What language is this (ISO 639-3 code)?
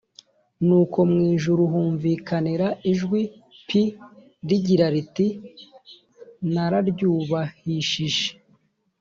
kin